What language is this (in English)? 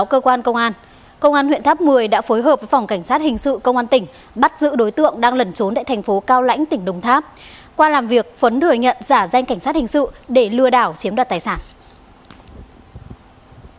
Vietnamese